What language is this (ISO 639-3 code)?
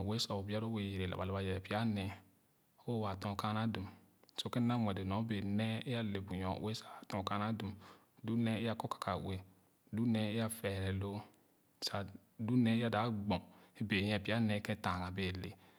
ogo